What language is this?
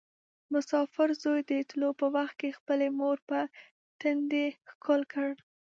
Pashto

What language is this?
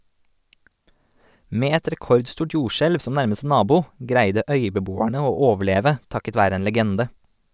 Norwegian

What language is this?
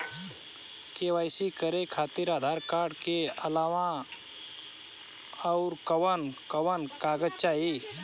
Bhojpuri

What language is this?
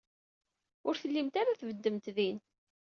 Kabyle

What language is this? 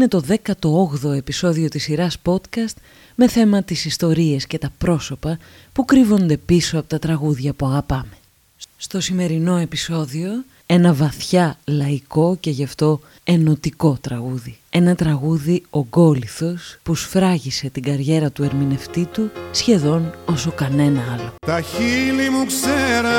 Greek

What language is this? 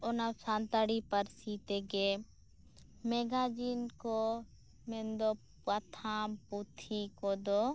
Santali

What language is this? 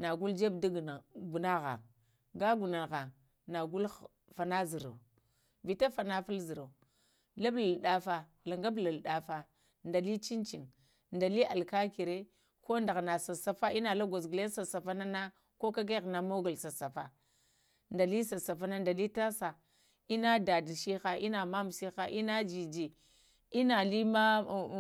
Lamang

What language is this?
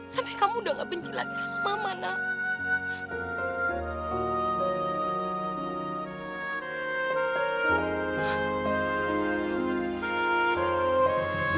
Indonesian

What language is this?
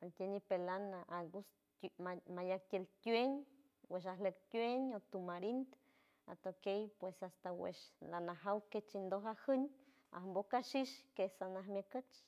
San Francisco Del Mar Huave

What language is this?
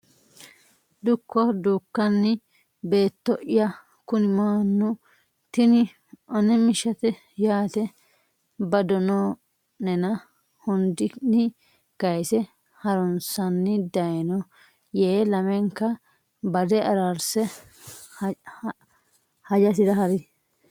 Sidamo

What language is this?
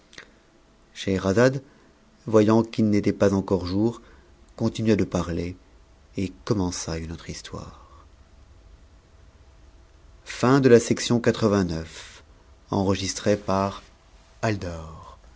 French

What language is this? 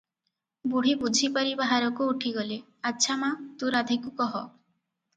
Odia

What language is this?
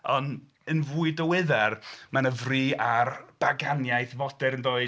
Welsh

